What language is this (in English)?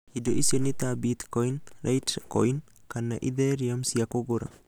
Kikuyu